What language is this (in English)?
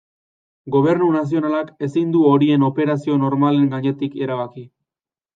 Basque